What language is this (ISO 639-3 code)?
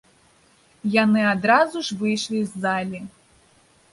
bel